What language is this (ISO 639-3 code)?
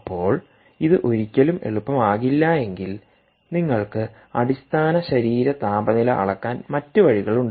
mal